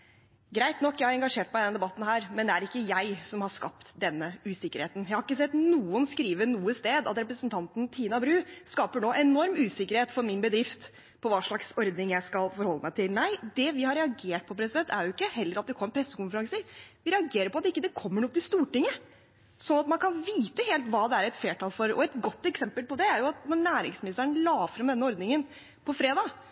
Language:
Norwegian Bokmål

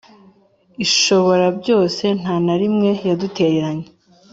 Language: Kinyarwanda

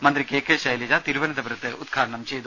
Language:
Malayalam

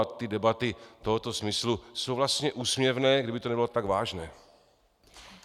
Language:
Czech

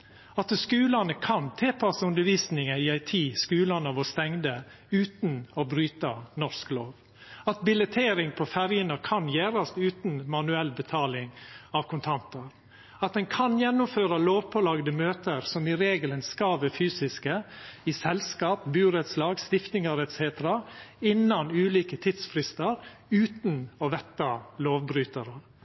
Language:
Norwegian Nynorsk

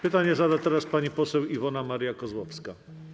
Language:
Polish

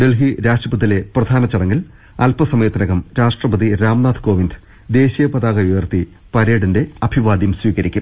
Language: Malayalam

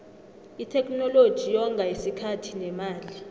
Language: South Ndebele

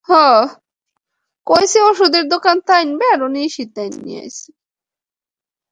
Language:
Bangla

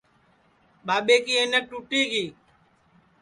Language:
Sansi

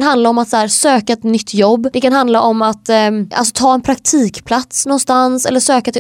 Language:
Swedish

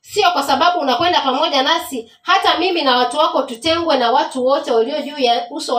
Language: Swahili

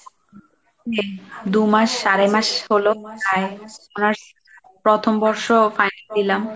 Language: Bangla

